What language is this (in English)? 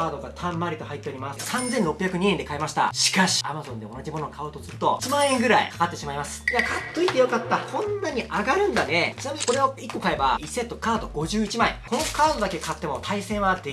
Japanese